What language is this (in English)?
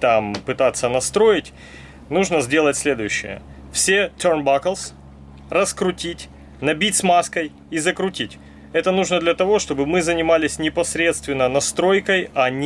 Russian